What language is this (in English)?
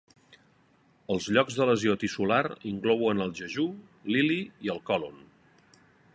Catalan